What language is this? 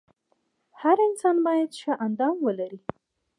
Pashto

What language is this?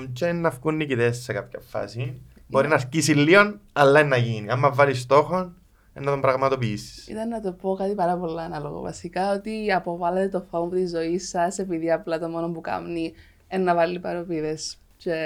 Greek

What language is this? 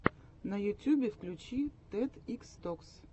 Russian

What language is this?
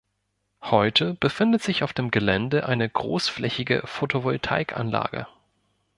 German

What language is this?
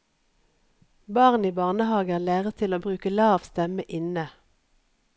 Norwegian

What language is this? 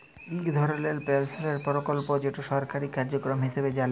Bangla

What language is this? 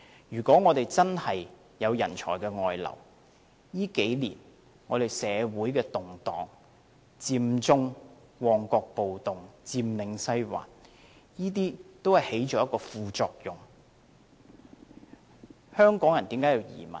Cantonese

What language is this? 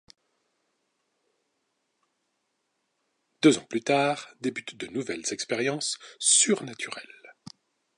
French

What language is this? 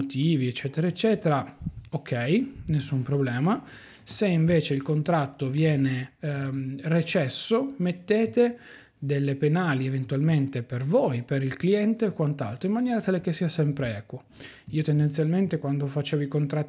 Italian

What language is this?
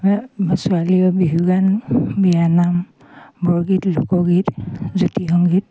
Assamese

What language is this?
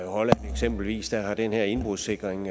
Danish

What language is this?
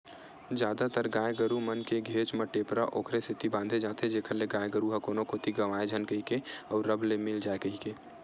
Chhattisgarhi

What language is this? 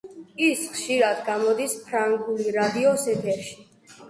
Georgian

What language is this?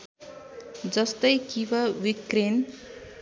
Nepali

